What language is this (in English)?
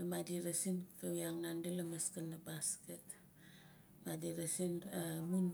Nalik